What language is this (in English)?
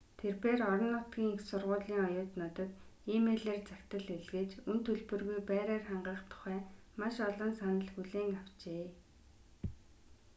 Mongolian